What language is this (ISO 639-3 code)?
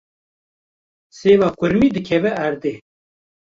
kur